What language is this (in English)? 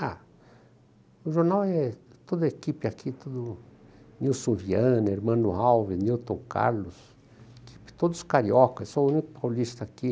Portuguese